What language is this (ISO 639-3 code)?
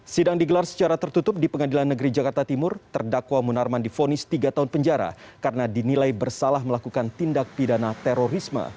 ind